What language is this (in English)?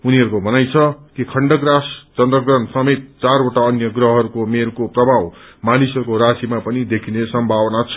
Nepali